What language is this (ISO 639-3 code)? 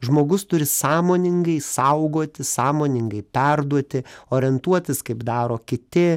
lit